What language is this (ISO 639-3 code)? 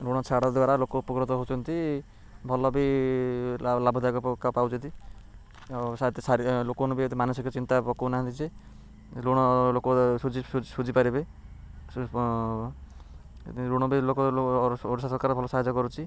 ori